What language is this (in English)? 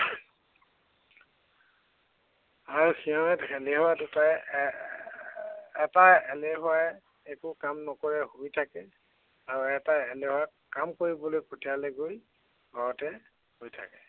Assamese